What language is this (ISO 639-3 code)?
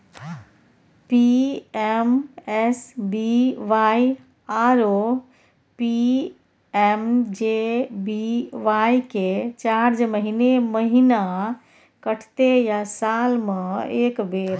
mai